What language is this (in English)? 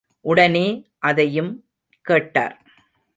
Tamil